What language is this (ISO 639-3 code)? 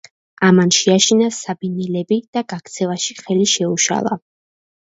kat